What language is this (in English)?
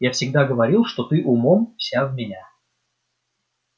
Russian